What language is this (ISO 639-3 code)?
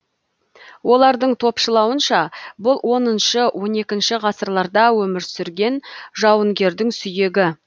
kaz